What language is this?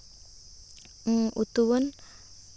Santali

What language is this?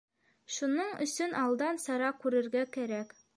Bashkir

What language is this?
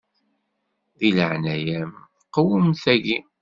Kabyle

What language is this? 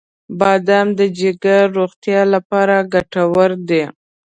Pashto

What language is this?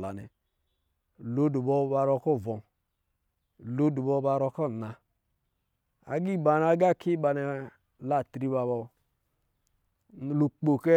Lijili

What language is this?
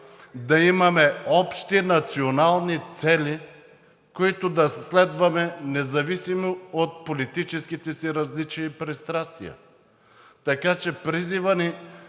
Bulgarian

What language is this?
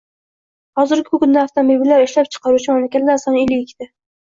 Uzbek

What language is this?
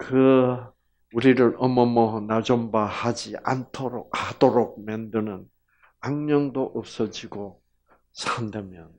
Korean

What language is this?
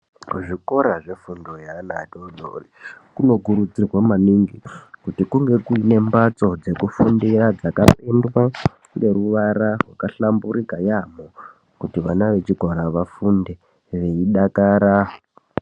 Ndau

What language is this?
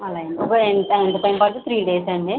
Telugu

